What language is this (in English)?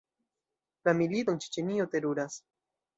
Esperanto